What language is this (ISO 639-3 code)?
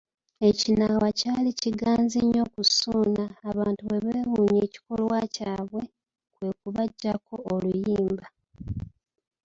lug